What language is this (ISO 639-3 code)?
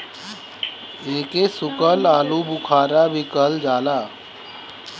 bho